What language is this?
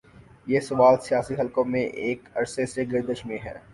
Urdu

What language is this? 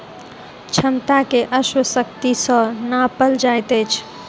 Maithili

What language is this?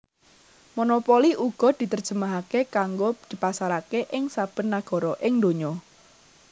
Javanese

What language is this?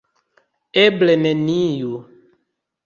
Esperanto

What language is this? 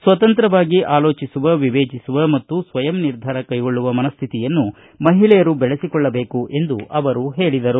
Kannada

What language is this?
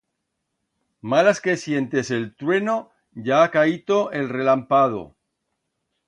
Aragonese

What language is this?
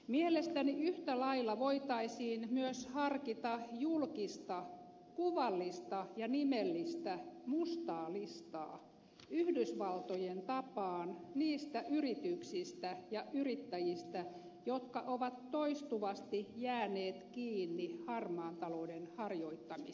Finnish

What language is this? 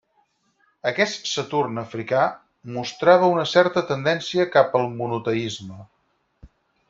Catalan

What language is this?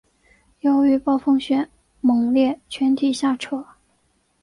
Chinese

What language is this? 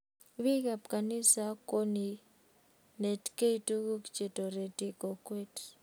Kalenjin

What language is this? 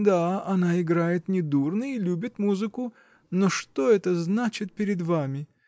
Russian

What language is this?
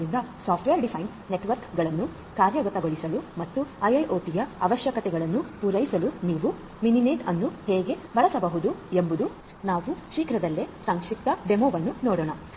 Kannada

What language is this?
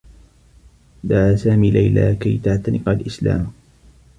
Arabic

